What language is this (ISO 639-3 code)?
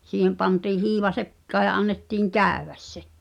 fin